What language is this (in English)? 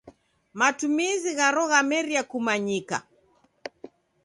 Taita